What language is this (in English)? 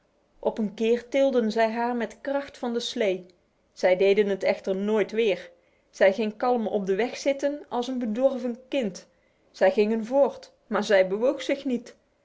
Dutch